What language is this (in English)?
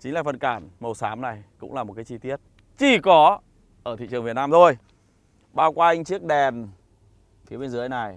Vietnamese